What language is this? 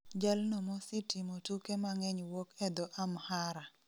Luo (Kenya and Tanzania)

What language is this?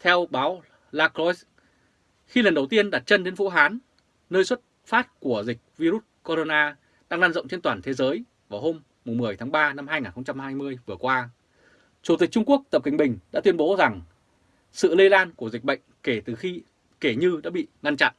Vietnamese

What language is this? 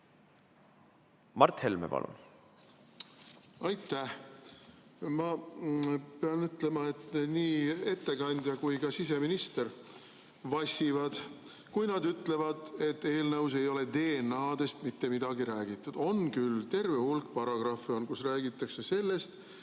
Estonian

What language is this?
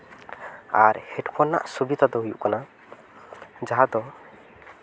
Santali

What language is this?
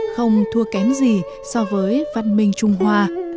Vietnamese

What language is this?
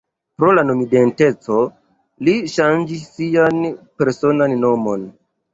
Esperanto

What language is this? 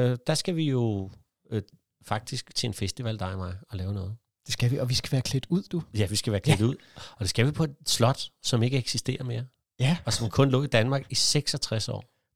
Danish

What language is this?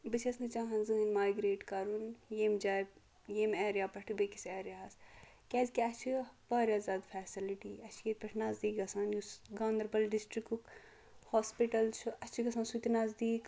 Kashmiri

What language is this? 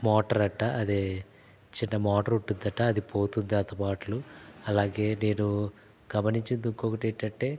Telugu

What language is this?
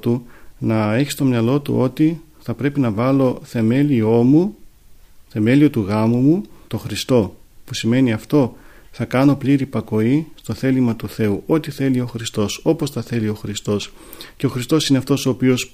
Greek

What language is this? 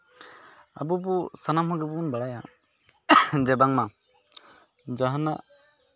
Santali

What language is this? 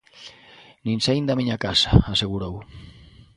Galician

